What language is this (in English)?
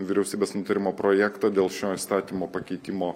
Lithuanian